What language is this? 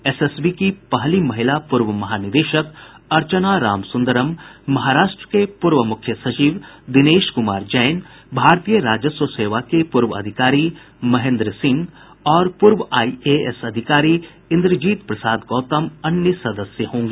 Hindi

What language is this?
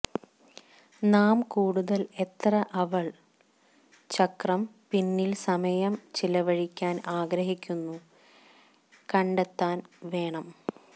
Malayalam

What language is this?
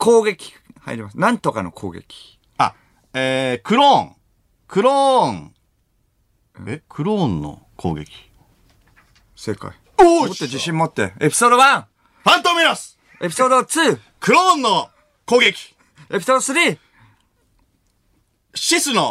Japanese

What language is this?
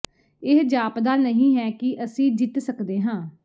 Punjabi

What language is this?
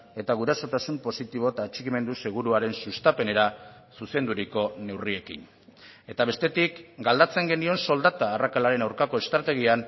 Basque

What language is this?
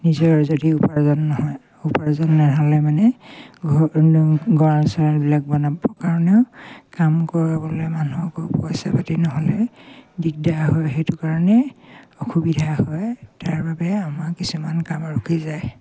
Assamese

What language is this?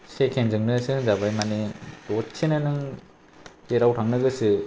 Bodo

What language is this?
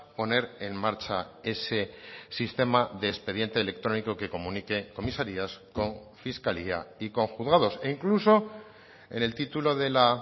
Spanish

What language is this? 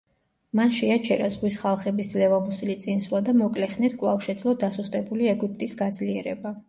Georgian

